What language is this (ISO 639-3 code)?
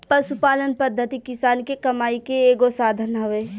bho